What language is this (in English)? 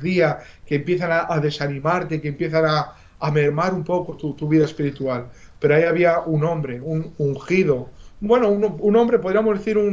Spanish